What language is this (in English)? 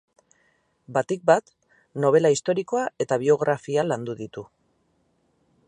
Basque